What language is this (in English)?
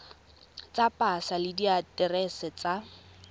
Tswana